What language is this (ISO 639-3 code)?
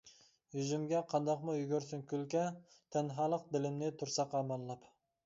uig